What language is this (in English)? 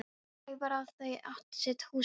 Icelandic